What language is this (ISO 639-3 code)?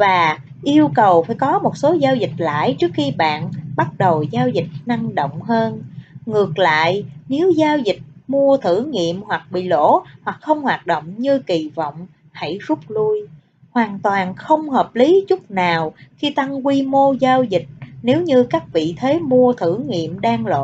vie